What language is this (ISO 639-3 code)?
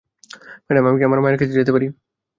ben